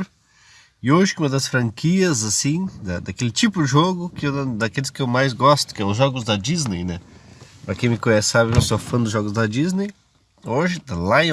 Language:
Portuguese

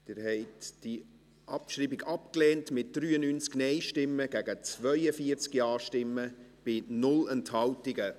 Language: Swiss German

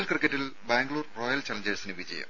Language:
Malayalam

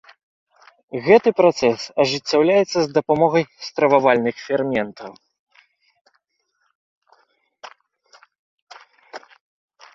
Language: Belarusian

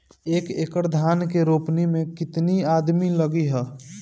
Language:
Bhojpuri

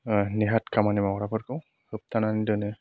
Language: Bodo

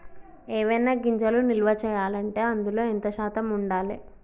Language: Telugu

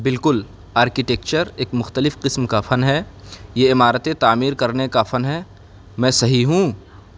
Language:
Urdu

